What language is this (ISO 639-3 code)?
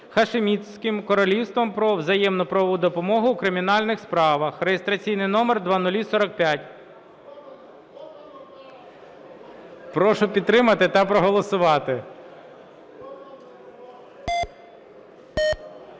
ukr